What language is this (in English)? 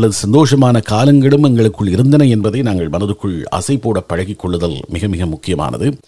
Tamil